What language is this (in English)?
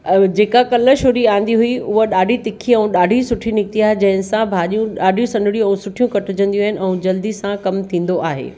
Sindhi